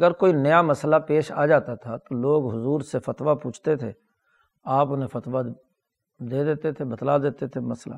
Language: Urdu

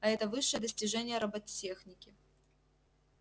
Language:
Russian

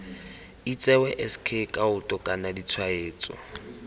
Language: Tswana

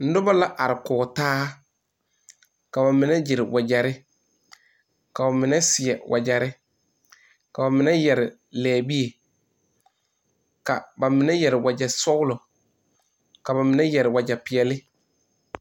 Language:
Southern Dagaare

